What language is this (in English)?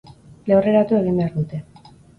Basque